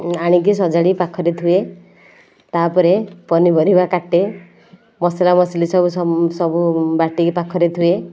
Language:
Odia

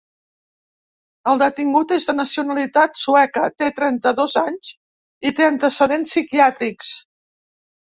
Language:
Catalan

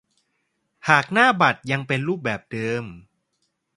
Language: Thai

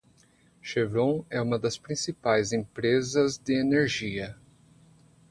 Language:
Portuguese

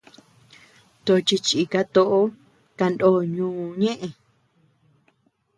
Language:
Tepeuxila Cuicatec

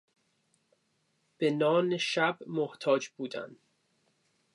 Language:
Persian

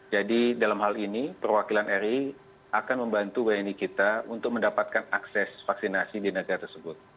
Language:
Indonesian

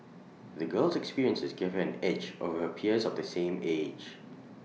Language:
English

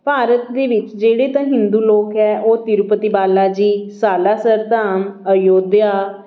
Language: Punjabi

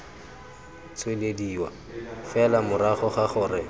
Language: Tswana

